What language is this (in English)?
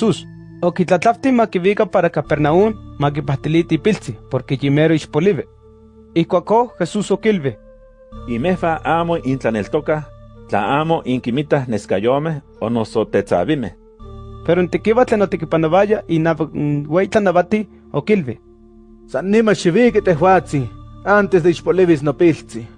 Spanish